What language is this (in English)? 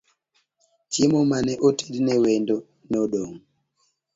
Luo (Kenya and Tanzania)